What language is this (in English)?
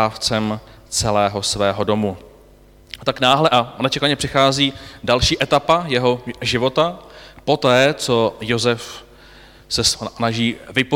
Czech